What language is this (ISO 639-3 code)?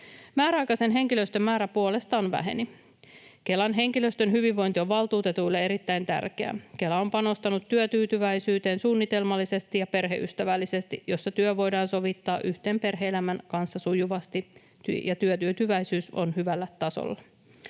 fin